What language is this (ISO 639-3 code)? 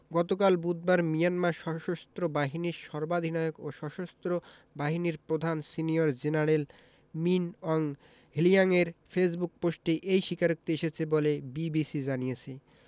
ben